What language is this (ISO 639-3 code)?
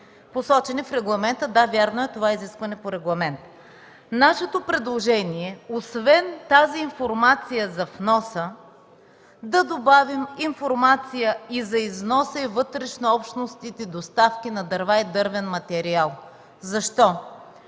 bul